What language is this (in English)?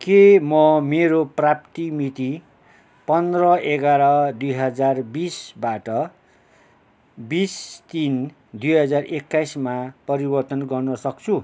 Nepali